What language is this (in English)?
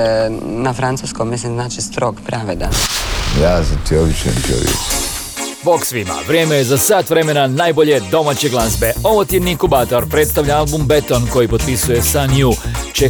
Croatian